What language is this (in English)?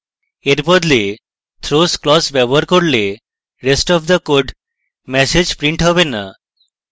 Bangla